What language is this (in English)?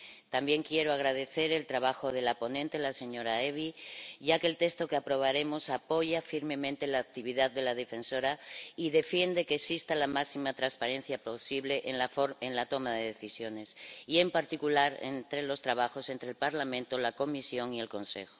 Spanish